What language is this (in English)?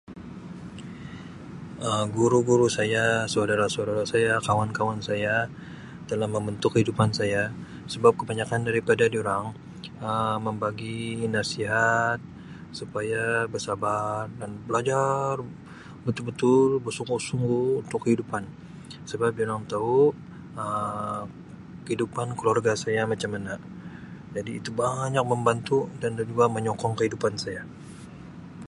Sabah Malay